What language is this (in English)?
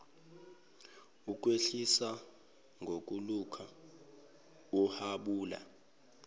Zulu